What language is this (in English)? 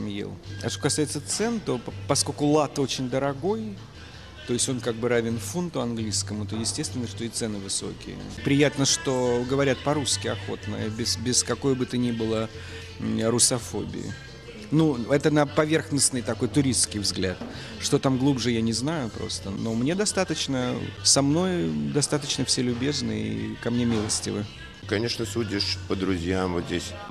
Russian